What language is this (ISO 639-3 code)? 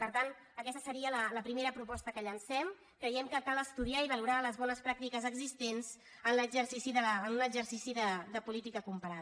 cat